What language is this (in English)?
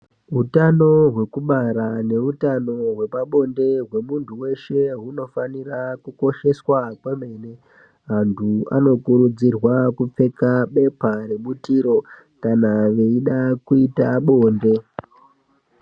Ndau